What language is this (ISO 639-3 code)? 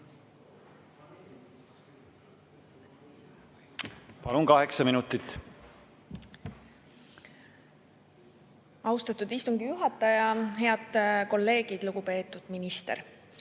est